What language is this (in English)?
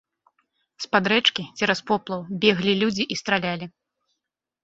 Belarusian